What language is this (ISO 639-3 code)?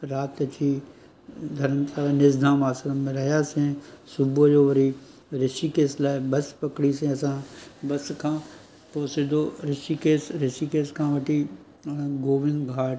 snd